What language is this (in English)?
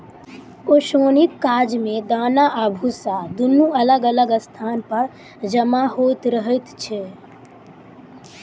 Maithili